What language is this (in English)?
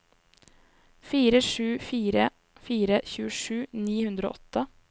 Norwegian